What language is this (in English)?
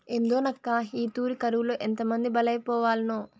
Telugu